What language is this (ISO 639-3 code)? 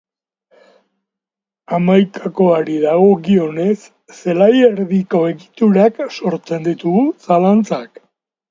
eus